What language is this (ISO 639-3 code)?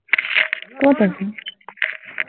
asm